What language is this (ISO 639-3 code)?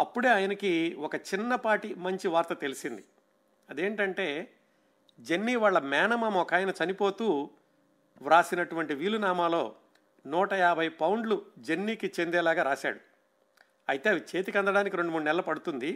tel